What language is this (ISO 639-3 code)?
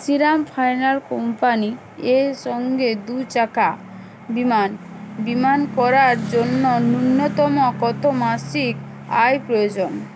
ben